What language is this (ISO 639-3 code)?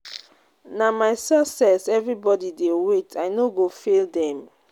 pcm